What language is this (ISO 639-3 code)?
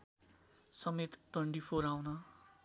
nep